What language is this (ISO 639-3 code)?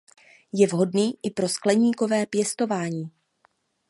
ces